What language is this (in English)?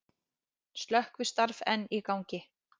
Icelandic